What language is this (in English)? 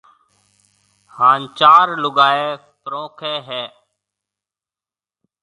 Marwari (Pakistan)